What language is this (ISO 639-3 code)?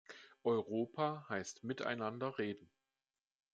deu